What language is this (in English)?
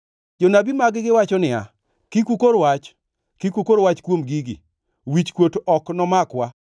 Luo (Kenya and Tanzania)